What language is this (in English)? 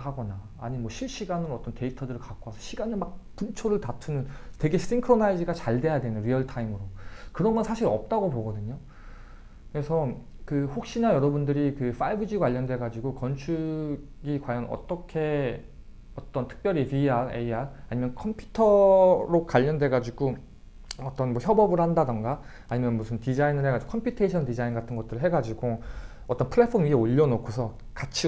Korean